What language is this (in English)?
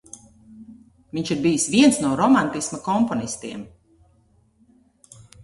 Latvian